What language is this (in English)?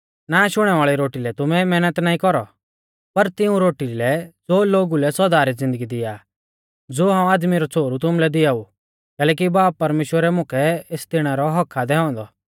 Mahasu Pahari